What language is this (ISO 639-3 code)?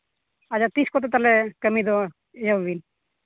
sat